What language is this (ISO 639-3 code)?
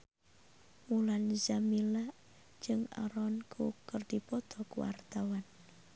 sun